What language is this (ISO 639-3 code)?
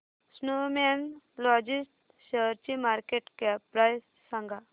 mar